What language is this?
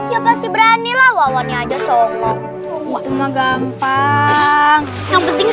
Indonesian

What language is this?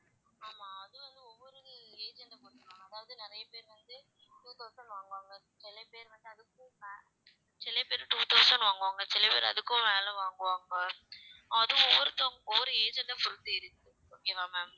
Tamil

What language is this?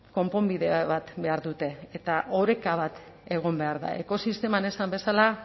Basque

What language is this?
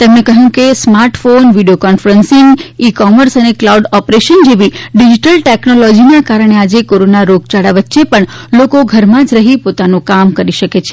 Gujarati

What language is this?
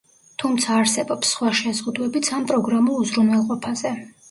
Georgian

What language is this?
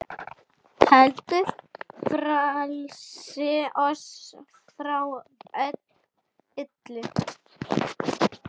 Icelandic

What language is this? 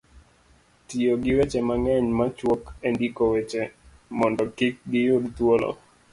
Luo (Kenya and Tanzania)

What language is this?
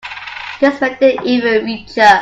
English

